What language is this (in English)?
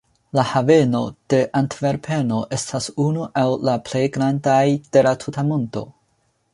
Esperanto